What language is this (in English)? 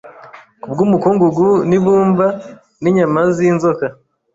Kinyarwanda